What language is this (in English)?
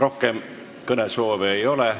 Estonian